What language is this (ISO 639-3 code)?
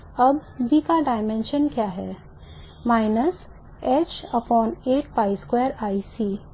hin